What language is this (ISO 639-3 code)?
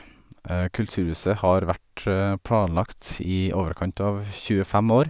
nor